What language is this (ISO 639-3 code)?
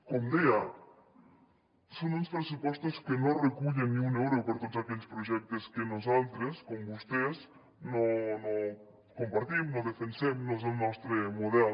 cat